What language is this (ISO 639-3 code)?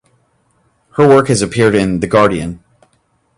eng